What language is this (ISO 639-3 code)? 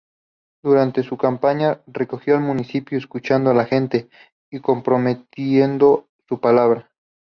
spa